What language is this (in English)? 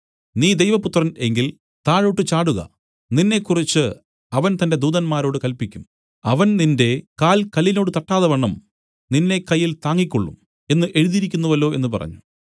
Malayalam